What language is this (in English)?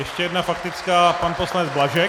Czech